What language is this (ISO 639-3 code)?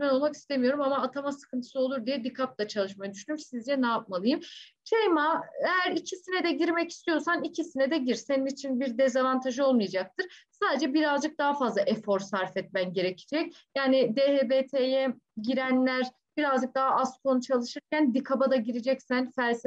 tur